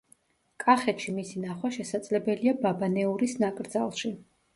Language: Georgian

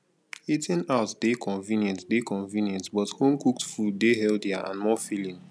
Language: Nigerian Pidgin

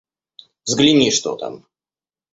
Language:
Russian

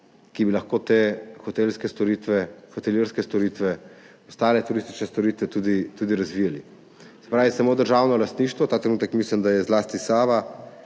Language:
Slovenian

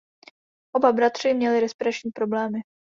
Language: Czech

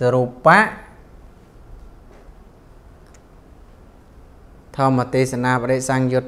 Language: Vietnamese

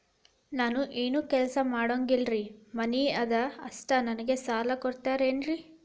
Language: Kannada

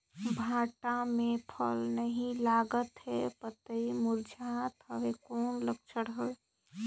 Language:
Chhattisgarhi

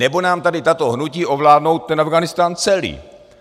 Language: Czech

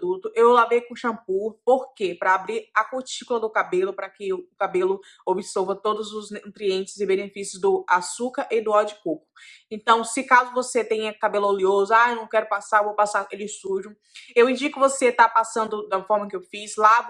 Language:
Portuguese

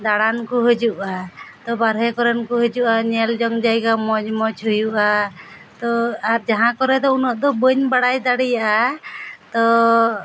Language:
Santali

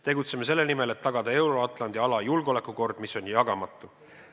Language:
Estonian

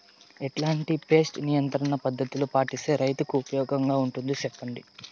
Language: Telugu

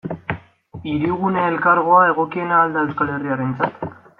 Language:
Basque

